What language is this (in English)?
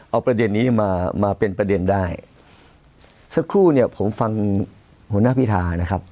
Thai